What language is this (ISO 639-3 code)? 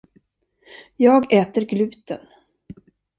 swe